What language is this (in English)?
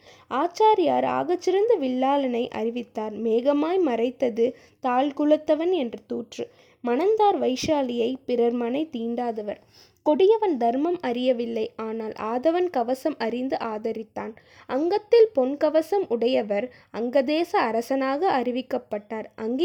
Tamil